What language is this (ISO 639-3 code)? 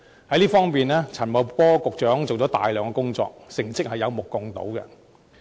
yue